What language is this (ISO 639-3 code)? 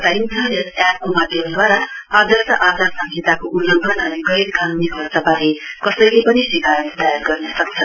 nep